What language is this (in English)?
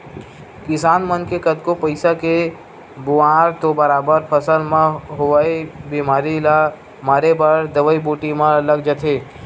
Chhattisgarhi